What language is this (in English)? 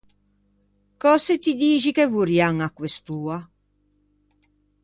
Ligurian